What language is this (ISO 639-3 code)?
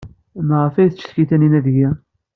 kab